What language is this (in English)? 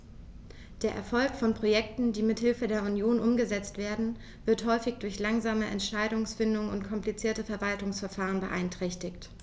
German